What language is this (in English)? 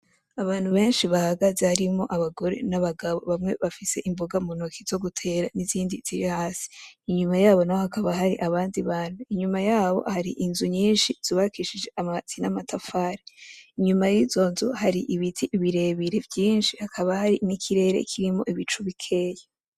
Rundi